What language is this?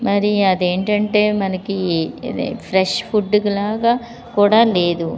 Telugu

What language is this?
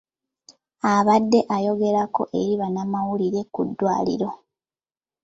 Ganda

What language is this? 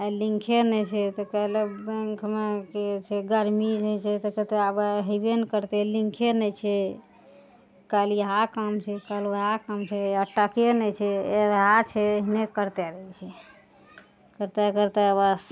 Maithili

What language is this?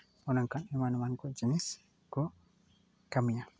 Santali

